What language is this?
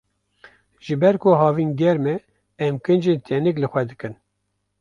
Kurdish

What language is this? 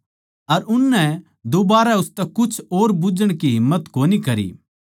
Haryanvi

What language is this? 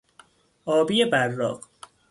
Persian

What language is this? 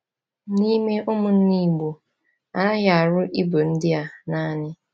Igbo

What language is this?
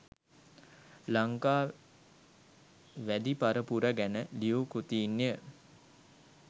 Sinhala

